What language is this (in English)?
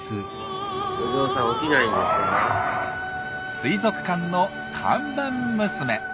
Japanese